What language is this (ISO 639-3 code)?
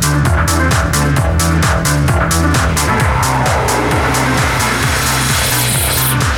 eng